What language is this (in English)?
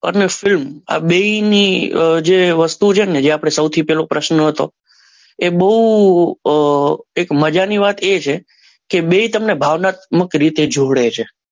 Gujarati